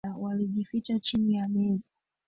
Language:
Swahili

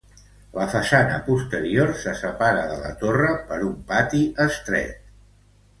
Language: Catalan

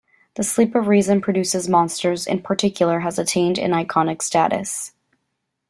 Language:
English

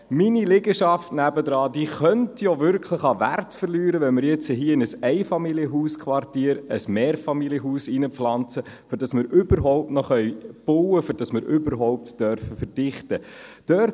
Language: Swiss German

